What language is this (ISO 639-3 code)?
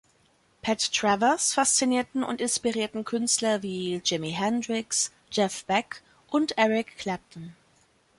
deu